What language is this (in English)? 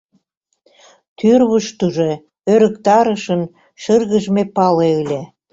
Mari